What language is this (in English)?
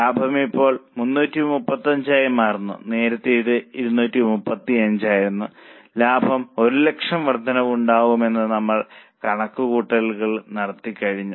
Malayalam